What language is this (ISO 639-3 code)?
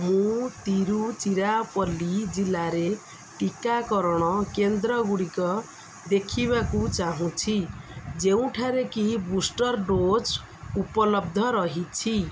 ori